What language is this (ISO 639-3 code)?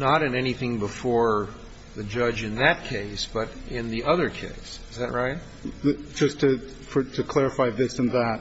eng